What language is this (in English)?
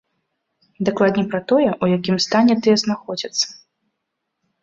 Belarusian